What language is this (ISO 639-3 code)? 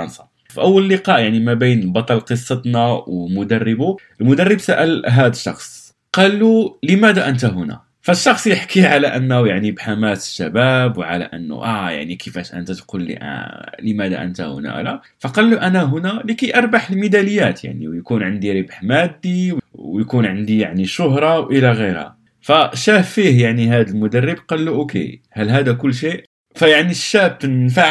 ara